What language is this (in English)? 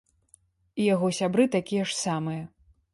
Belarusian